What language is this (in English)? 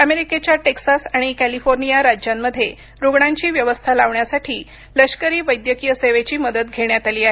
Marathi